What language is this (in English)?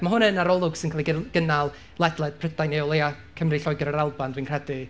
Welsh